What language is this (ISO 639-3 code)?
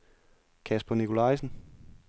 dan